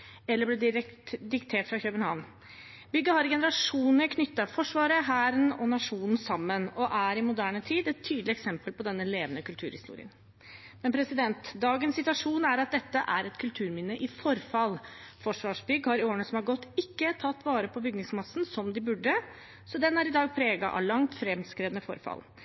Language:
Norwegian Bokmål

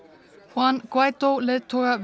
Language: Icelandic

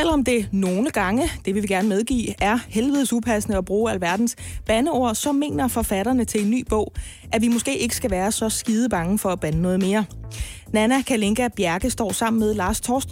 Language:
Danish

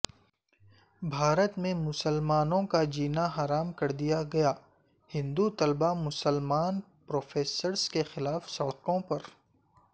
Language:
Urdu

